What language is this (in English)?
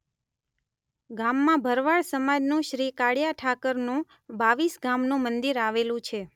Gujarati